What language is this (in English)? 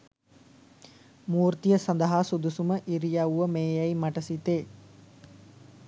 Sinhala